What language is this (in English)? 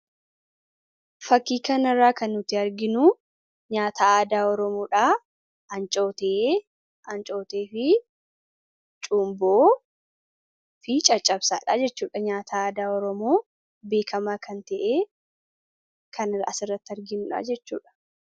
Oromo